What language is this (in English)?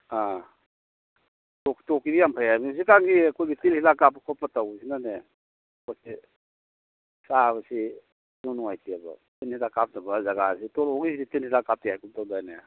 Manipuri